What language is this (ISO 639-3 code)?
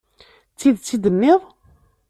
kab